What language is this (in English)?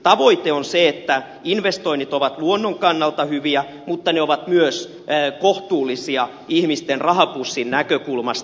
Finnish